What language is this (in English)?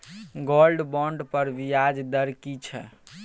Maithili